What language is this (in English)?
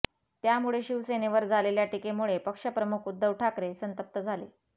Marathi